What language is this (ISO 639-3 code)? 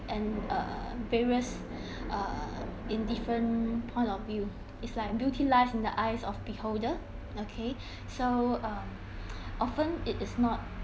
eng